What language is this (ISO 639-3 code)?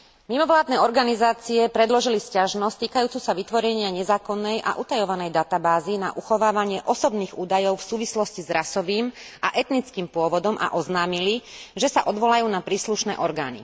slk